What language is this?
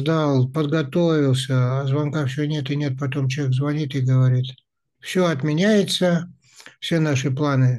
Russian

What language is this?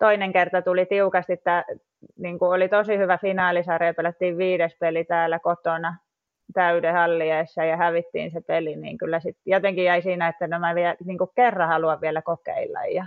Finnish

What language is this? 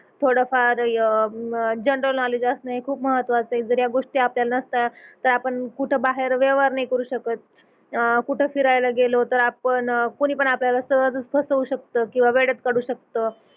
Marathi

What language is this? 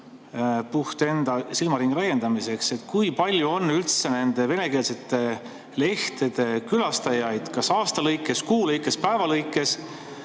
Estonian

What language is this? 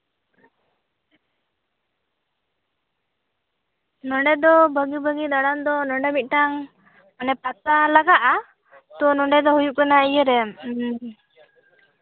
Santali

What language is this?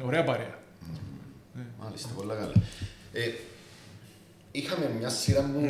Greek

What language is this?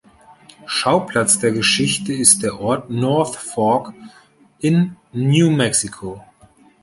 German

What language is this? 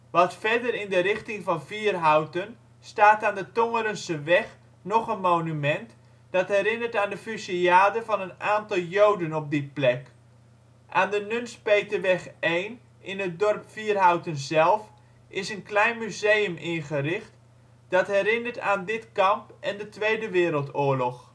Dutch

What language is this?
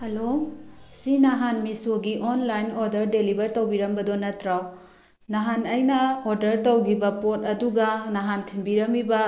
Manipuri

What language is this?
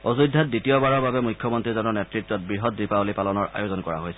Assamese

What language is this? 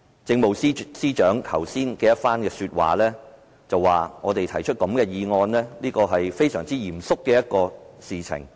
Cantonese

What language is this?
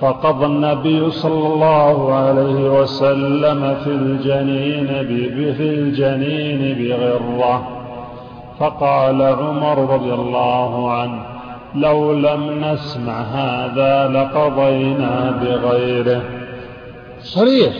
Arabic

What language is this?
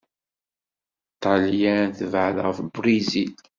Kabyle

